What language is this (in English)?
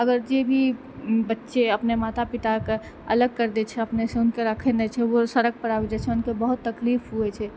Maithili